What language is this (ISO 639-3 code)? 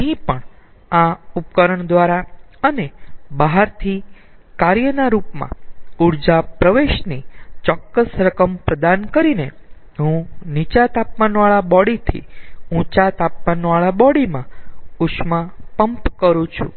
guj